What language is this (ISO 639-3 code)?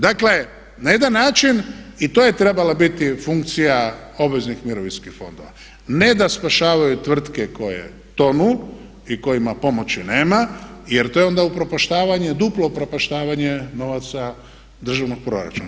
hrv